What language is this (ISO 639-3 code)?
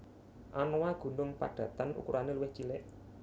jav